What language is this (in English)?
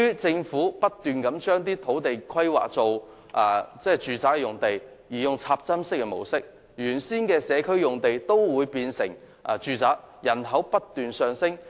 Cantonese